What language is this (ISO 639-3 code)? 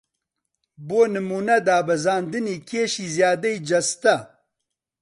ckb